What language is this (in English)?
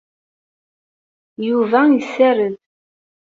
Kabyle